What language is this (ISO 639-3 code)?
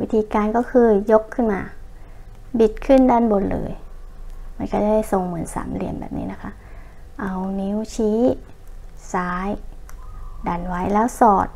tha